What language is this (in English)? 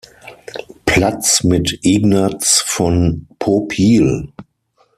German